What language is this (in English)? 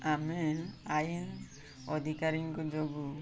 Odia